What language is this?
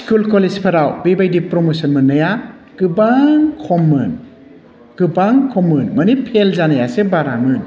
Bodo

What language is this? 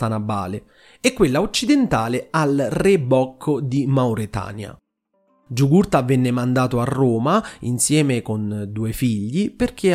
Italian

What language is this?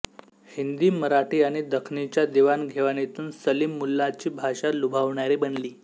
Marathi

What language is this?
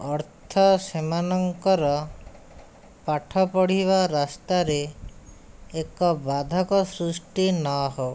Odia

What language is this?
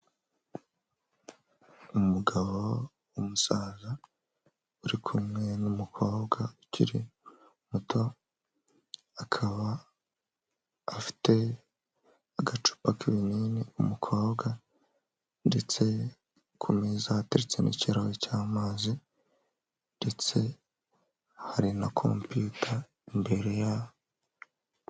Kinyarwanda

